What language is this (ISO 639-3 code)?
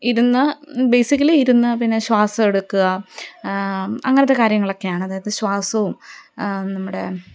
mal